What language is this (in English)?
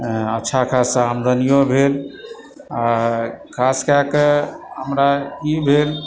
Maithili